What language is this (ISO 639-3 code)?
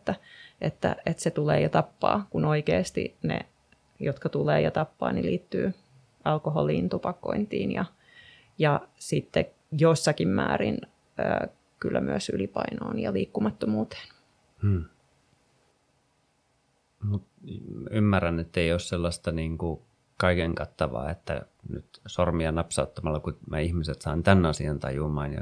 fin